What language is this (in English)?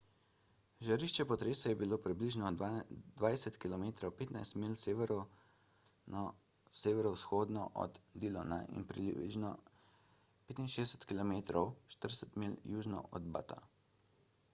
Slovenian